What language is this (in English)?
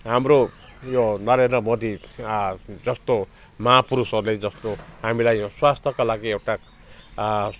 Nepali